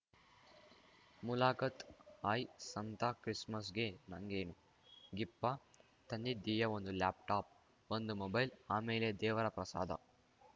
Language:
Kannada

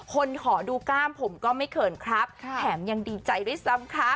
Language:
Thai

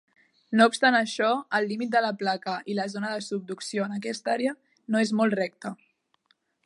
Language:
Catalan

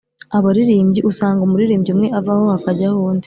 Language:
Kinyarwanda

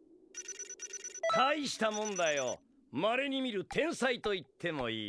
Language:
Japanese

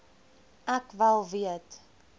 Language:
Afrikaans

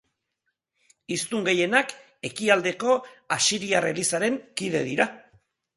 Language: Basque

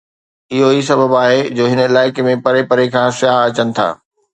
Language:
Sindhi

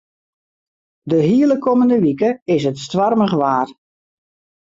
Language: Western Frisian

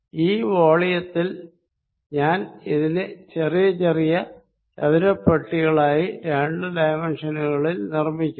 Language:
Malayalam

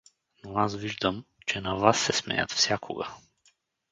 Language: Bulgarian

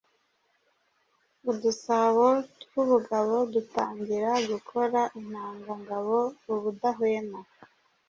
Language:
Kinyarwanda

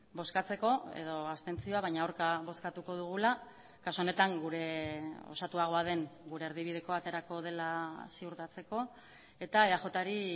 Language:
Basque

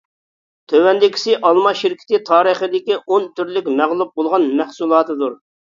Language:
Uyghur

